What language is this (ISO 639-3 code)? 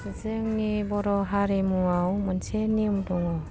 brx